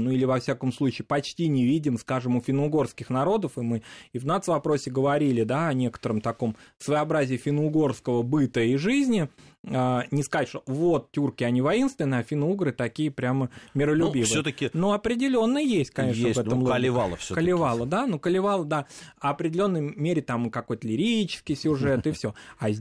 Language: Russian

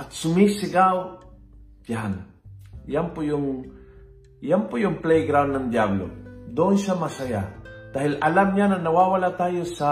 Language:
Filipino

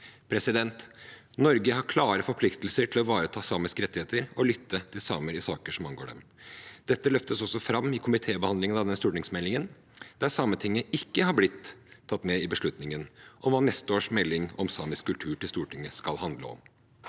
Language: Norwegian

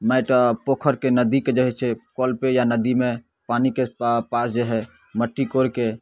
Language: Maithili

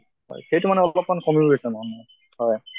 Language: Assamese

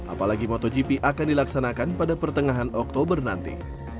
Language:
Indonesian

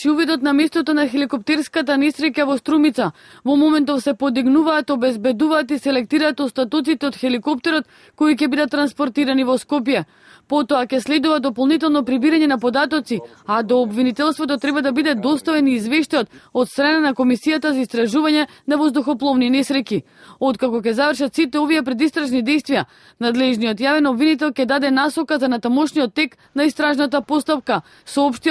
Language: Macedonian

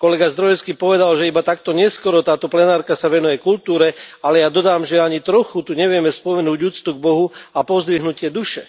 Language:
Slovak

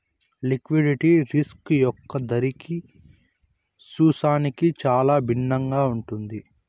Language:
Telugu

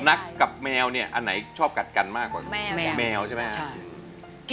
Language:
Thai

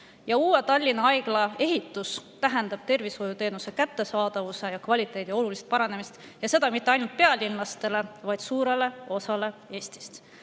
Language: Estonian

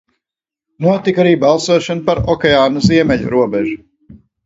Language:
Latvian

